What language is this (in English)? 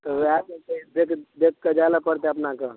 Maithili